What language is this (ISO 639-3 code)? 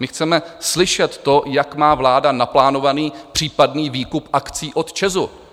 ces